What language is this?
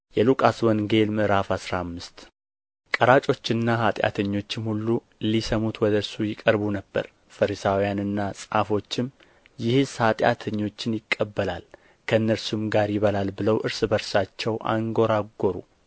Amharic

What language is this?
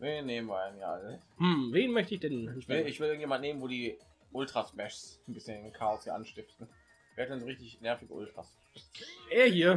German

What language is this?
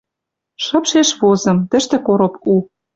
Western Mari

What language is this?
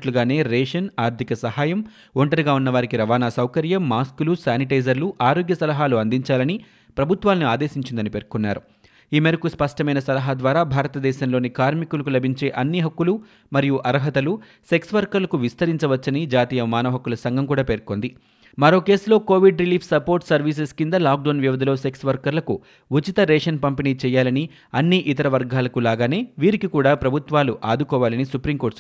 Telugu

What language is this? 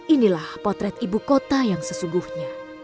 Indonesian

